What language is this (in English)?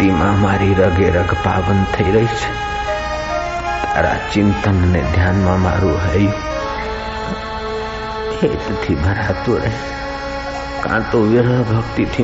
Hindi